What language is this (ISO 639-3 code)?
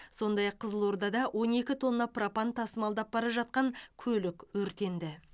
kaz